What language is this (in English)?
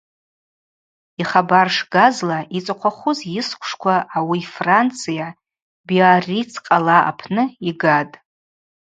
Abaza